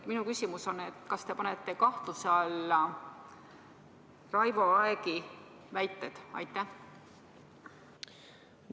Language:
Estonian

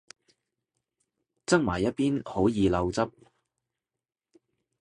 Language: Cantonese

